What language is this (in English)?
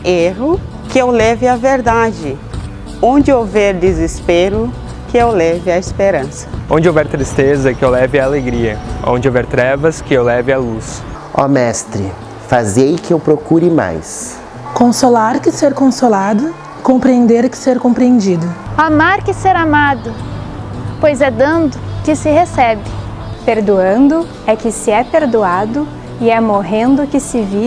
Portuguese